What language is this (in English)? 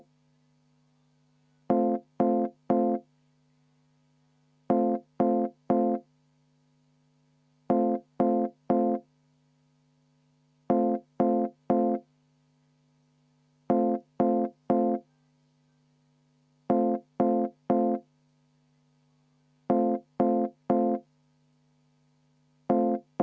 Estonian